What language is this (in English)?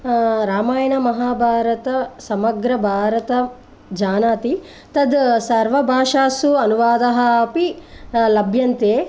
Sanskrit